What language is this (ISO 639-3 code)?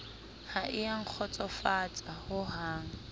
sot